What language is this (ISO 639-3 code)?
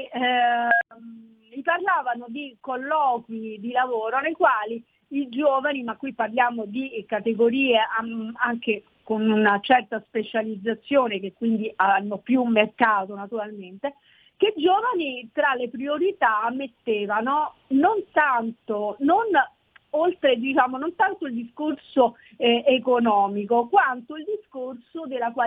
ita